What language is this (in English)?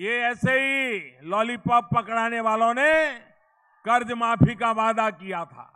Hindi